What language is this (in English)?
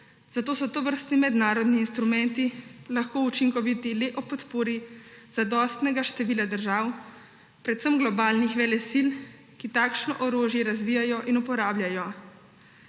Slovenian